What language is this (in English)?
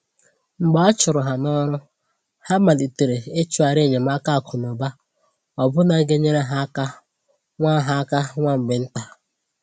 Igbo